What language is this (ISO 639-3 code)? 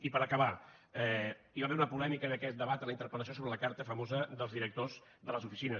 cat